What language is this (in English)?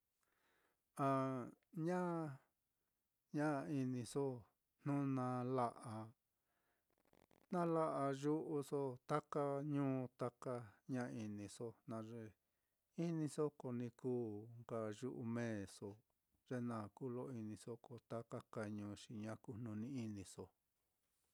Mitlatongo Mixtec